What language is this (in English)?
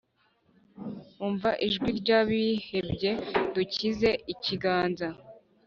Kinyarwanda